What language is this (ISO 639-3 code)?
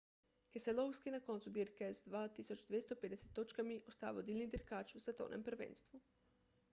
slv